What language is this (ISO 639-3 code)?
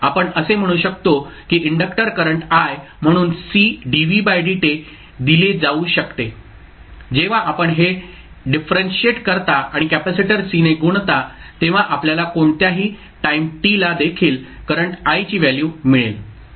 mar